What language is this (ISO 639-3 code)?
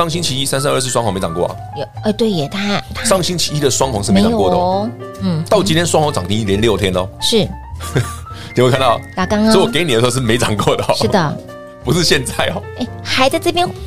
zho